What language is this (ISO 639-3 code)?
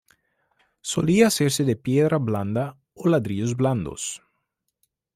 spa